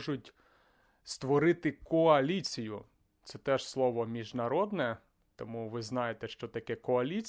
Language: Ukrainian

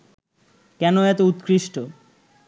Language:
Bangla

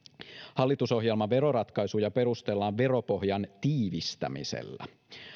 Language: Finnish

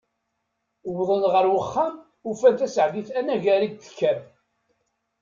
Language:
Kabyle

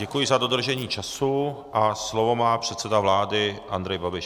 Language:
Czech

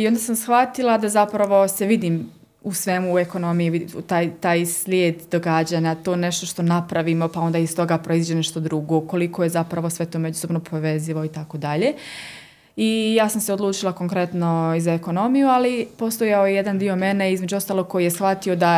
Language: Croatian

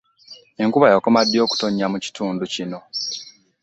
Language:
Ganda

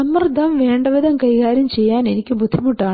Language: Malayalam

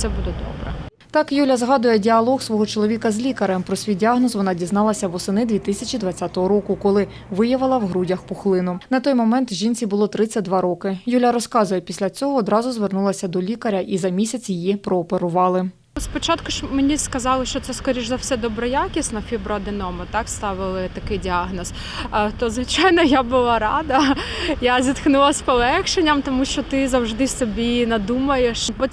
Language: Ukrainian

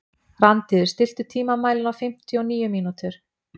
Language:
Icelandic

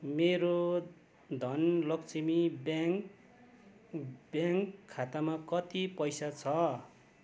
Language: Nepali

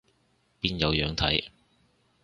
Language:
Cantonese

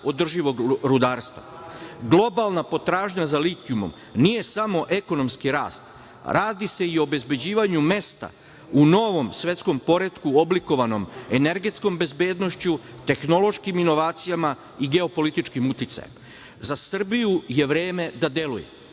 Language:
Serbian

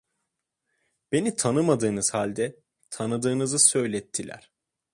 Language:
Turkish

